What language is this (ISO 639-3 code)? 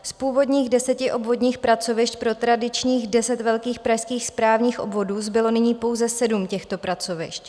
ces